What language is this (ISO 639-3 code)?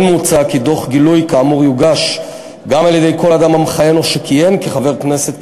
heb